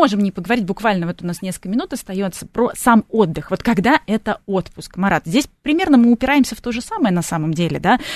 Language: Russian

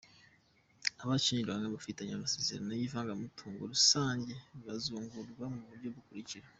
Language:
Kinyarwanda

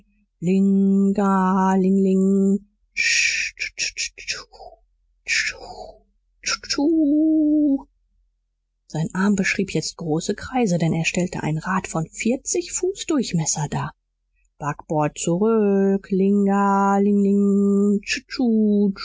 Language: German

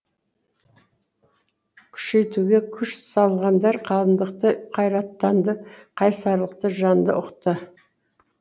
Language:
Kazakh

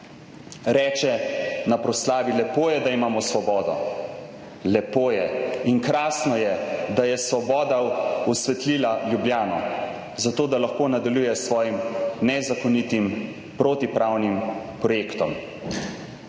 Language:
Slovenian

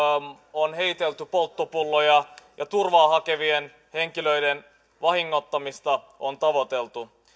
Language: Finnish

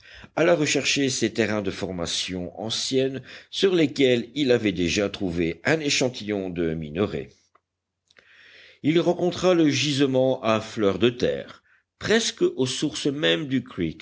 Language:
French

